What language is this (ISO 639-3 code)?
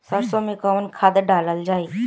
bho